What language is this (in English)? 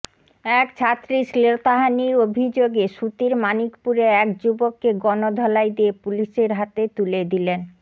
Bangla